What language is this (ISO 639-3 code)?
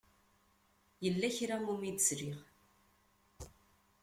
kab